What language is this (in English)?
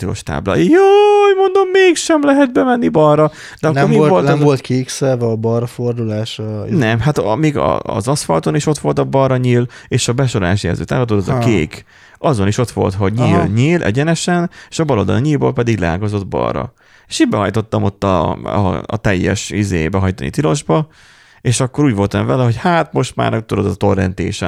Hungarian